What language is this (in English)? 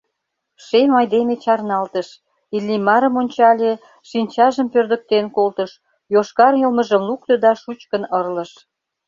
Mari